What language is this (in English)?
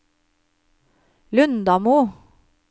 Norwegian